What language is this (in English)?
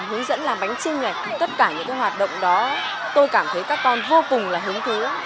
Vietnamese